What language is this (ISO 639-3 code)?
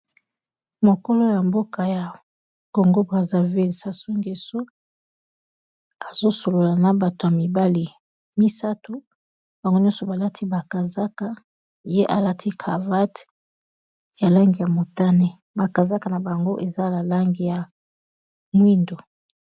lin